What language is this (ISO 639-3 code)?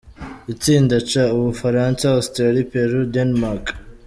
kin